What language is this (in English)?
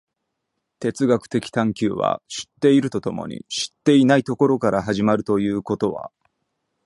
Japanese